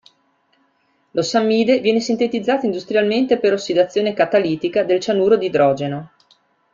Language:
Italian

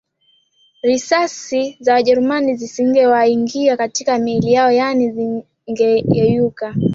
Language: Swahili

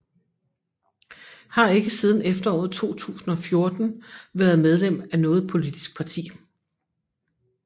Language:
Danish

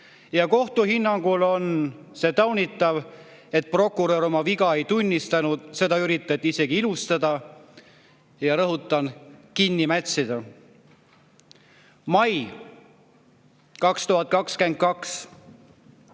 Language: Estonian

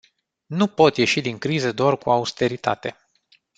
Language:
Romanian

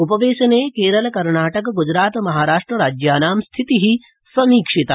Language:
Sanskrit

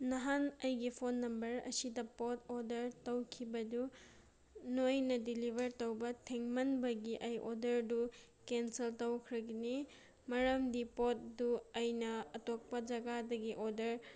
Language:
Manipuri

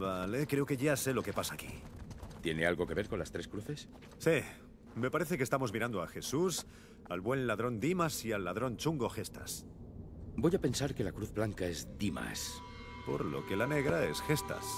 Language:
Spanish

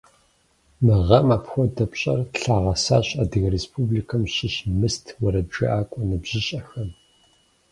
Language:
Kabardian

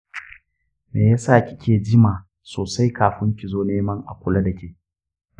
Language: Hausa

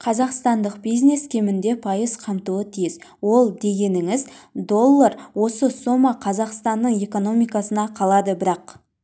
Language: Kazakh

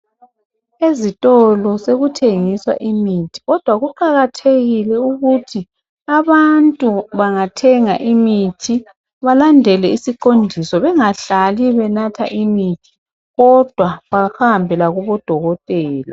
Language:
North Ndebele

